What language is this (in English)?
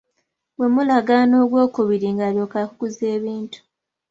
Ganda